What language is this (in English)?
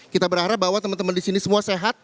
Indonesian